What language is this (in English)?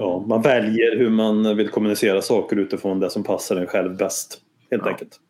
Swedish